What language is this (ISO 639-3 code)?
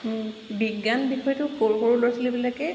asm